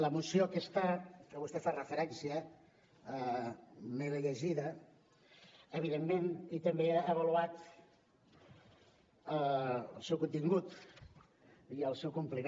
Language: Catalan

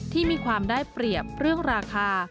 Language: Thai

